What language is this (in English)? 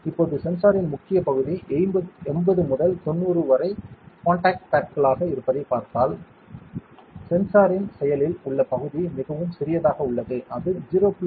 Tamil